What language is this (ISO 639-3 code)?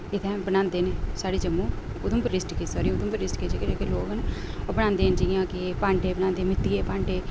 doi